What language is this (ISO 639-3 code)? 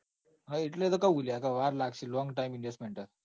guj